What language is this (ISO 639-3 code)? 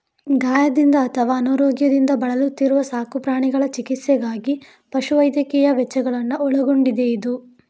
kan